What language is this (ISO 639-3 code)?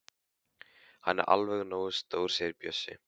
isl